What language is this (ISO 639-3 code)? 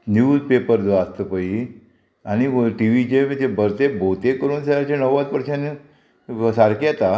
kok